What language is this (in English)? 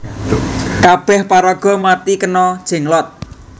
Javanese